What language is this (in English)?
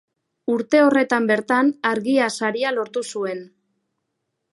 Basque